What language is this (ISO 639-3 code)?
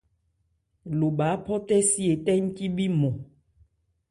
ebr